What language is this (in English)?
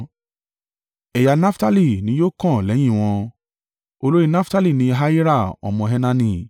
Yoruba